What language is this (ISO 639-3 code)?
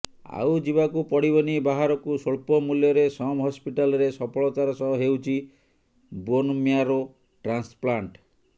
ori